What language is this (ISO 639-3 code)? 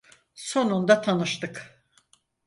tur